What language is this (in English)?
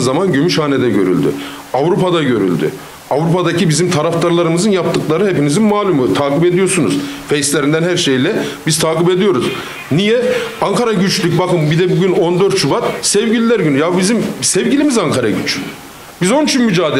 Turkish